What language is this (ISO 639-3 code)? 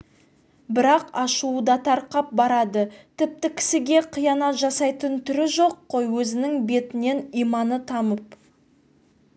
kaz